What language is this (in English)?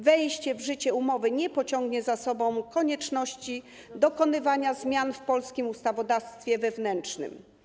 Polish